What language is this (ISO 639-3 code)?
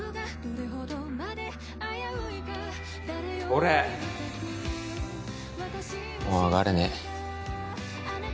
jpn